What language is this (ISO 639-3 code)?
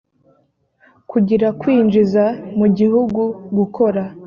kin